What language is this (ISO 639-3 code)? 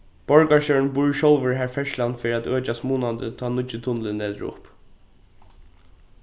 fao